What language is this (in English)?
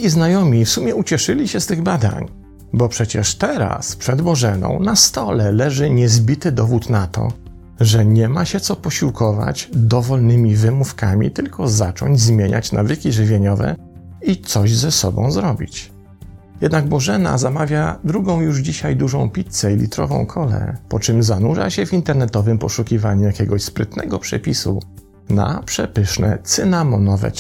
Polish